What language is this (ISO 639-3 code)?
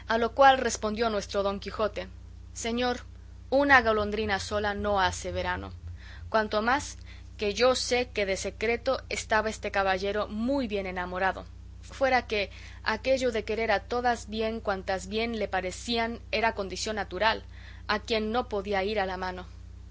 spa